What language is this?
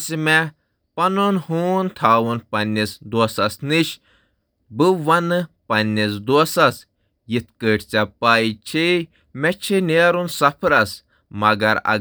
Kashmiri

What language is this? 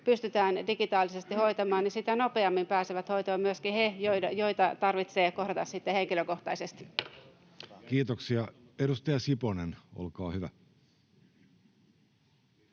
Finnish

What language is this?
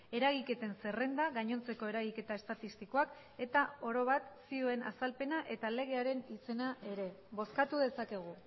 Basque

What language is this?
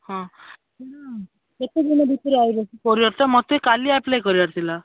Odia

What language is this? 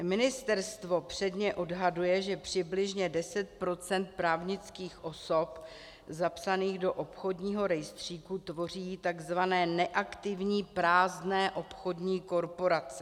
Czech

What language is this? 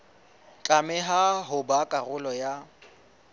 Southern Sotho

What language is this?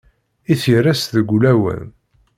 Kabyle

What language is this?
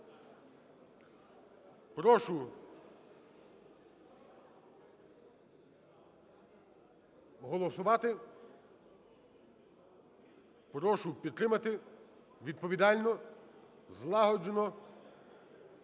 Ukrainian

